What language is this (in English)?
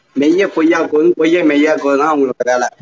Tamil